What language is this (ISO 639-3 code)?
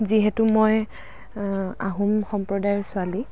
asm